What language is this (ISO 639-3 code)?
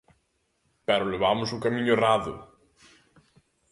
glg